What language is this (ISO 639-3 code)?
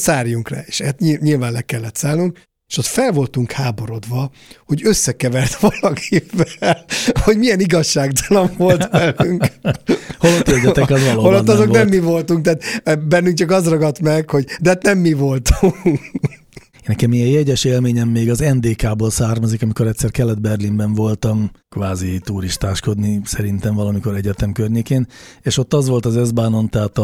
hun